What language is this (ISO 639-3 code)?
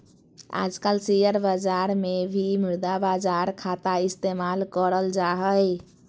mag